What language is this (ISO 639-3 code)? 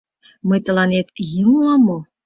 chm